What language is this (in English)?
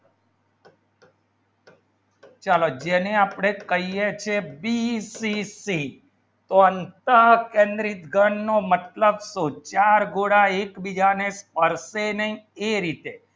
Gujarati